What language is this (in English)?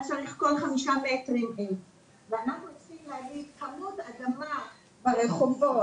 Hebrew